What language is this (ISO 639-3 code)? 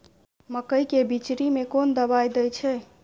mai